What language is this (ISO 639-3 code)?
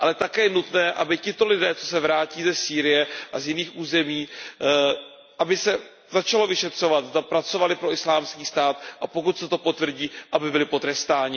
ces